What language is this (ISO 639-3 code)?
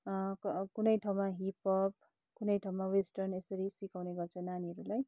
nep